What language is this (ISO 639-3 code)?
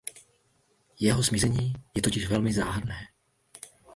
ces